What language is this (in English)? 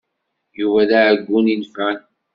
Kabyle